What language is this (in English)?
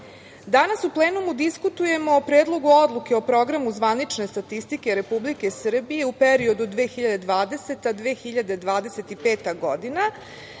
Serbian